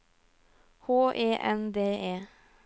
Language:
Norwegian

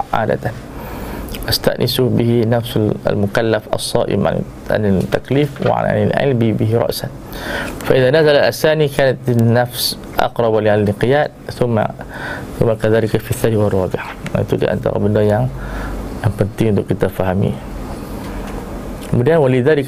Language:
Malay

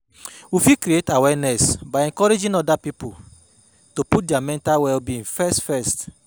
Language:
Nigerian Pidgin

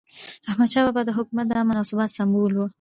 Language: Pashto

